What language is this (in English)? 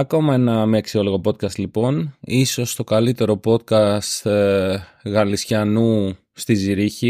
Greek